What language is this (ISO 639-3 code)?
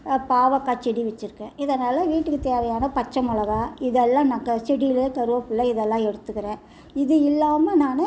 tam